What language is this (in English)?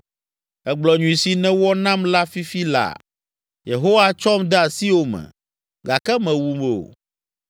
Ewe